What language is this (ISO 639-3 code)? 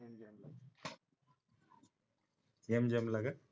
mar